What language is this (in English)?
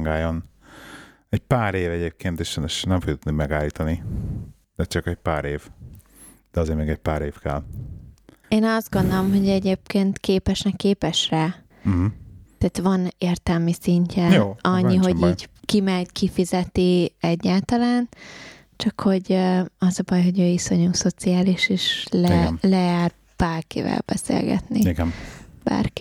Hungarian